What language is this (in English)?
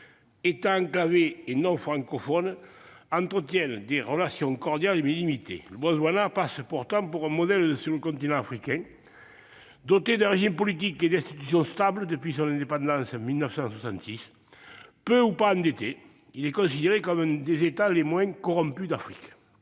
French